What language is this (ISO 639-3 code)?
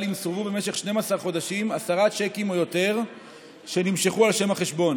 heb